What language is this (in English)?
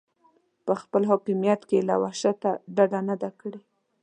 Pashto